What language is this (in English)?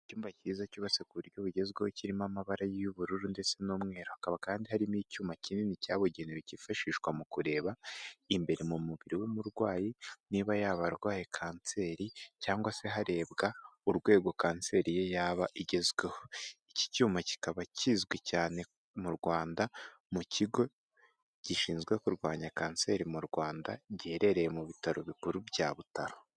Kinyarwanda